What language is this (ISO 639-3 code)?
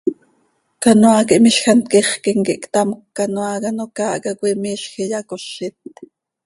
sei